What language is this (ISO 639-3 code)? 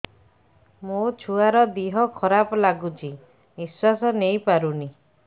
ori